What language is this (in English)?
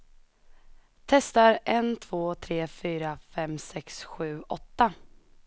Swedish